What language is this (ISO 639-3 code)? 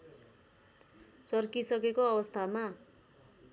nep